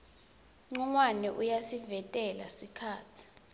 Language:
Swati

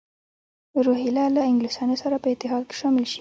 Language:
Pashto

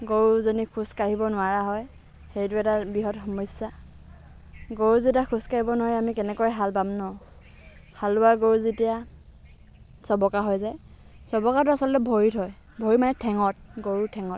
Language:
Assamese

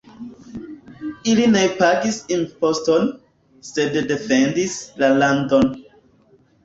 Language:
Esperanto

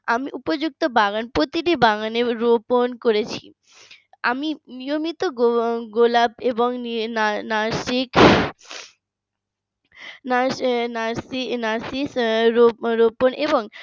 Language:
Bangla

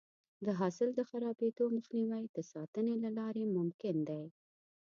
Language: Pashto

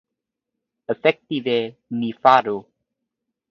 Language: Esperanto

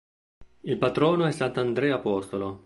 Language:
Italian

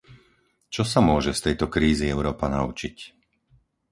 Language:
Slovak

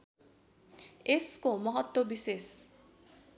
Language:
Nepali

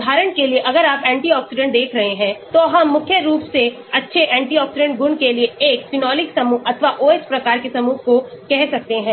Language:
Hindi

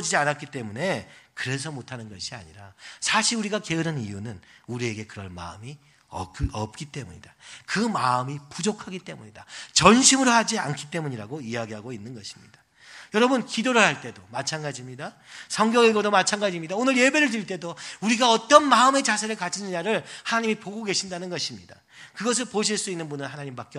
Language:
Korean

